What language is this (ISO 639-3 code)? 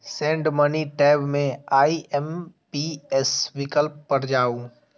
mai